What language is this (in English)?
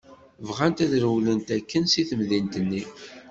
Kabyle